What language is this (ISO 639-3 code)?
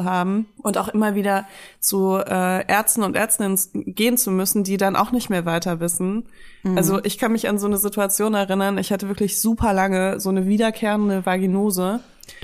deu